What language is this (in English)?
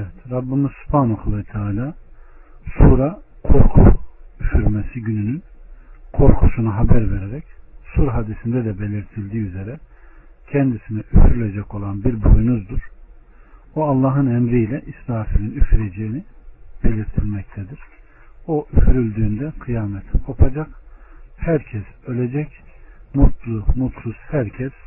Turkish